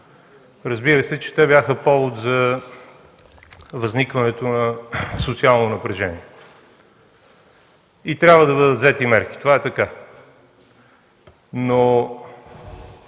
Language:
Bulgarian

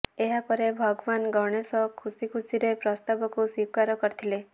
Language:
Odia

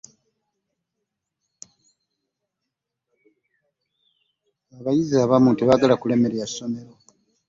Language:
Ganda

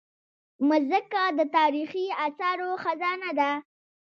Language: Pashto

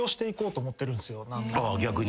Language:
Japanese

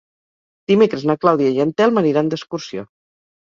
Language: Catalan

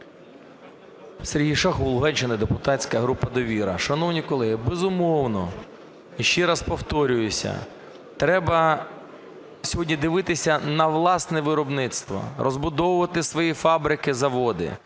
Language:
Ukrainian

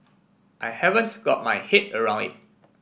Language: English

